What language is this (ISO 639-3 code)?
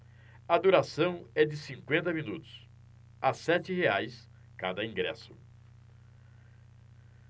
por